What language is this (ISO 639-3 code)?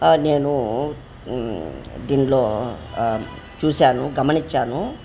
tel